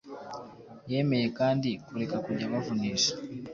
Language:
Kinyarwanda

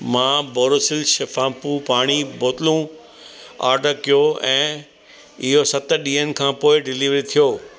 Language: Sindhi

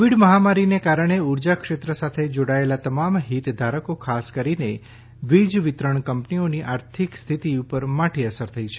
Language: Gujarati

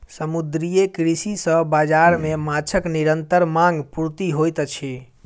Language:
Maithili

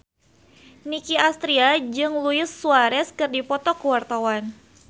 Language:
Sundanese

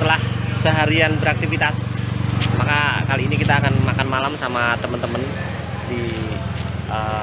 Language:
Indonesian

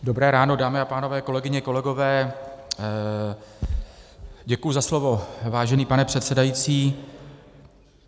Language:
Czech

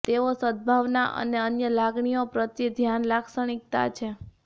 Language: Gujarati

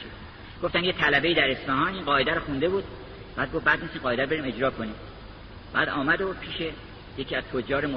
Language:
Persian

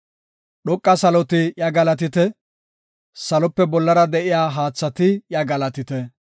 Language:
Gofa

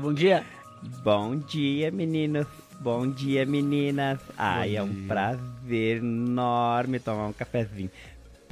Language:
Portuguese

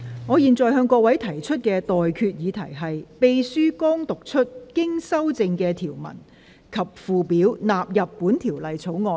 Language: Cantonese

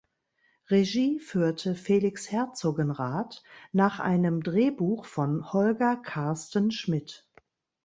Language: German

